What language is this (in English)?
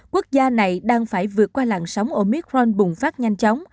Vietnamese